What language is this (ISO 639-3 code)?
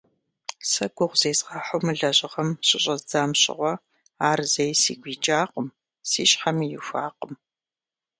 kbd